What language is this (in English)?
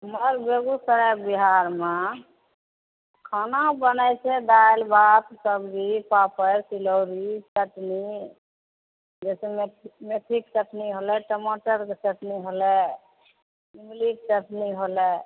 Maithili